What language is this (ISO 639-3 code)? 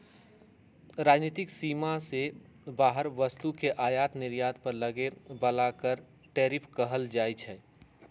mag